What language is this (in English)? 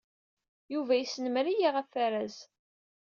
Kabyle